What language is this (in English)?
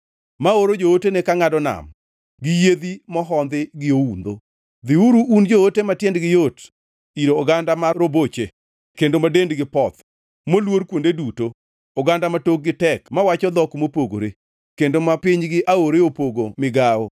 Luo (Kenya and Tanzania)